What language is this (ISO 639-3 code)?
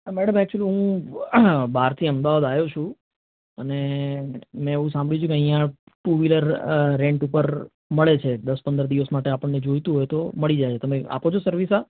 guj